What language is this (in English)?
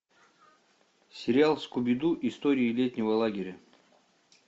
Russian